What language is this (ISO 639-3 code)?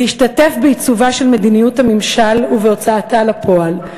heb